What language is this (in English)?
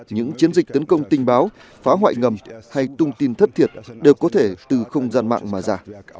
Vietnamese